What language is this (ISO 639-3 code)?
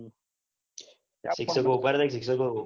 guj